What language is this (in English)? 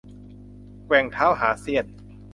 Thai